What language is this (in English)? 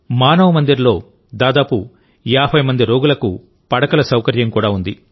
Telugu